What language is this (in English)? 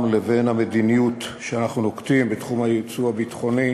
Hebrew